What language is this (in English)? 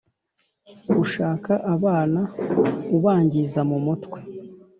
Kinyarwanda